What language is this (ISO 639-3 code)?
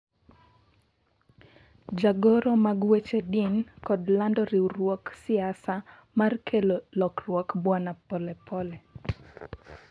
luo